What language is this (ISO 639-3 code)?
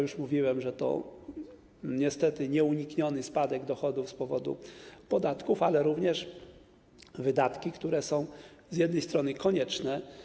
pol